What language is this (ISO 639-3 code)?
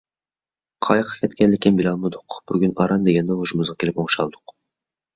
uig